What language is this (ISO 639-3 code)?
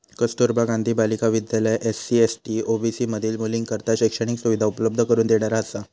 mar